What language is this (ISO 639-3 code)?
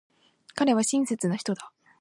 jpn